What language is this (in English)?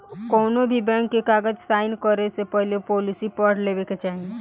Bhojpuri